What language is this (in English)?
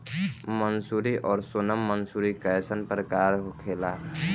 Bhojpuri